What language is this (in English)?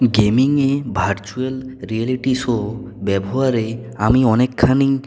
Bangla